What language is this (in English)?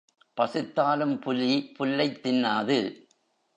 Tamil